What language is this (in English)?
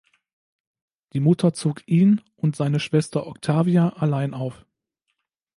German